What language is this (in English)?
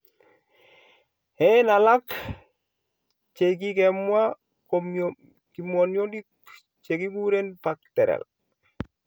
Kalenjin